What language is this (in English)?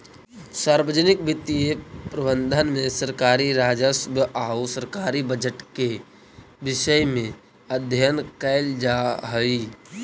Magahi